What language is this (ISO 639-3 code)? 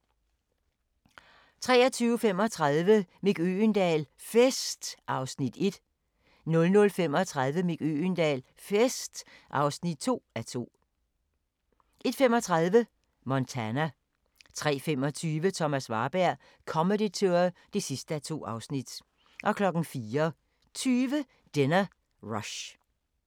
dan